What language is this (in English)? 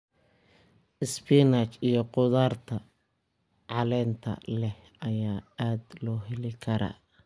Somali